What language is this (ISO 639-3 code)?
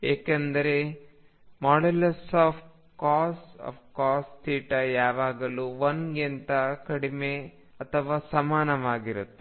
kan